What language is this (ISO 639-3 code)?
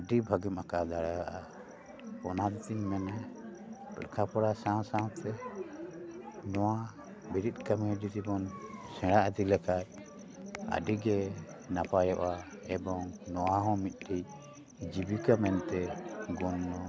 sat